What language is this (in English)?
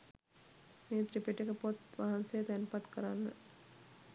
Sinhala